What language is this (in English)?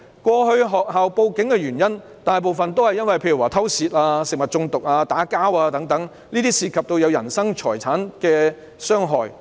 Cantonese